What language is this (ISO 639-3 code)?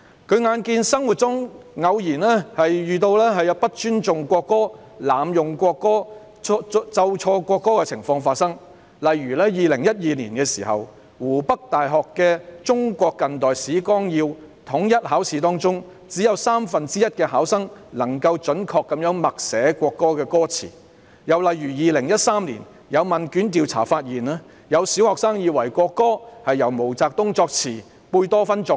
yue